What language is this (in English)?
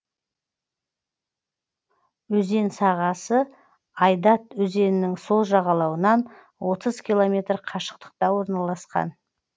Kazakh